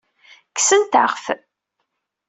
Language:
Kabyle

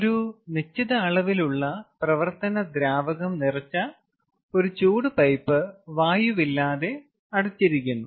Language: Malayalam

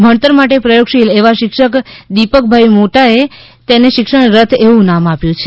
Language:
Gujarati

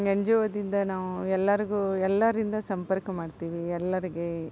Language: Kannada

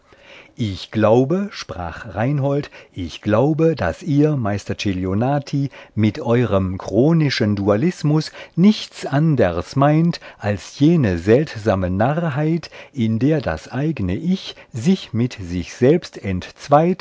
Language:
German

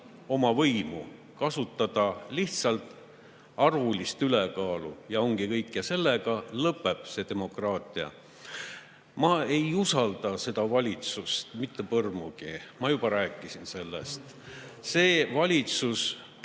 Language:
Estonian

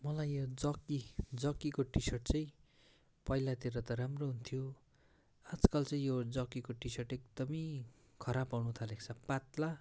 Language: Nepali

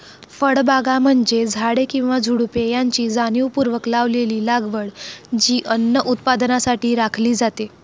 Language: Marathi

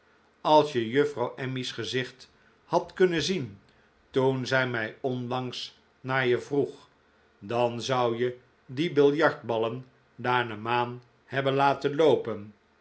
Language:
Dutch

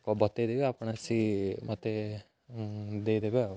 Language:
Odia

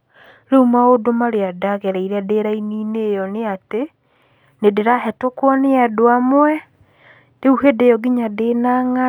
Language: Kikuyu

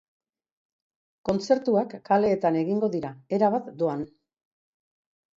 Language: Basque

